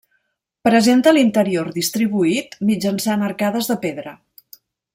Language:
Catalan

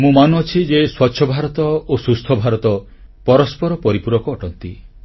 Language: Odia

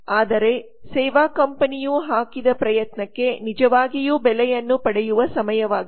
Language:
Kannada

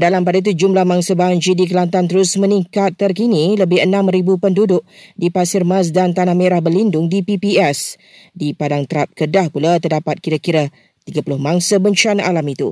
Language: Malay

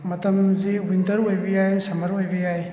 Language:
Manipuri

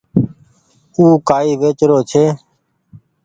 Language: Goaria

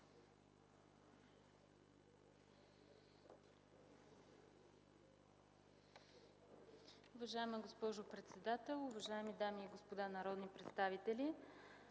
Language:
Bulgarian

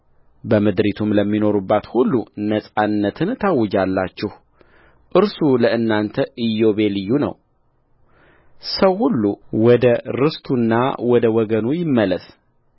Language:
Amharic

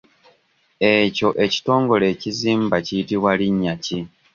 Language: Ganda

